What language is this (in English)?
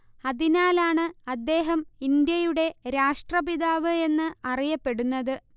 Malayalam